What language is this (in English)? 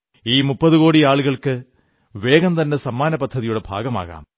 Malayalam